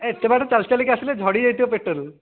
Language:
Odia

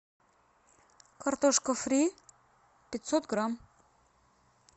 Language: Russian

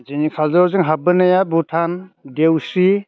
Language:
Bodo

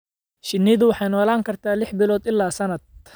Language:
Somali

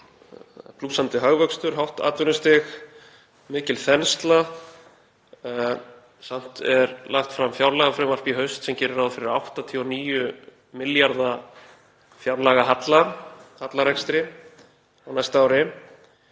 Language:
Icelandic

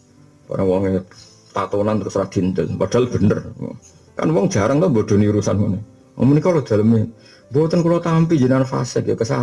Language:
Indonesian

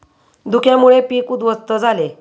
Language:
Marathi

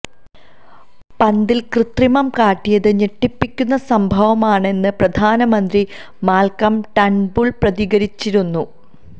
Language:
Malayalam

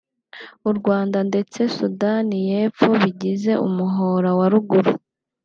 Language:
Kinyarwanda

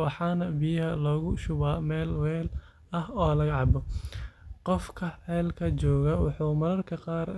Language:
Somali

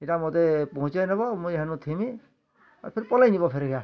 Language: Odia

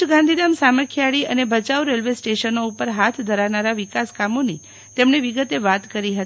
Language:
Gujarati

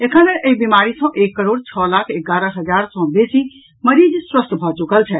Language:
Maithili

